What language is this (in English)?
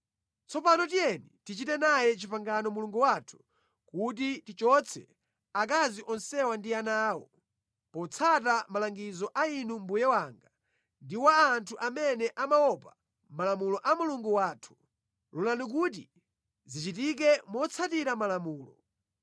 Nyanja